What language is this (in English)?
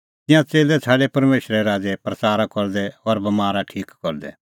Kullu Pahari